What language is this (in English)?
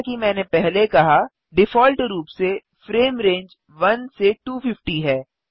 Hindi